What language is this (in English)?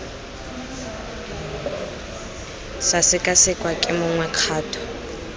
Tswana